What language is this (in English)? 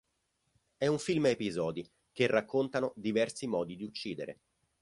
Italian